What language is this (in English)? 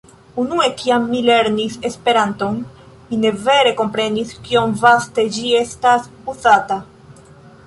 Esperanto